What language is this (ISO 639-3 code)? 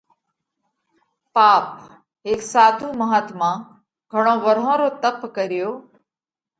kvx